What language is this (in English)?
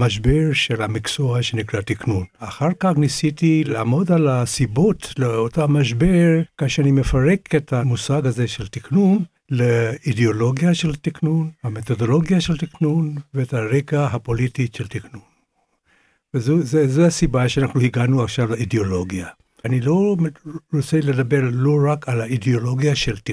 Hebrew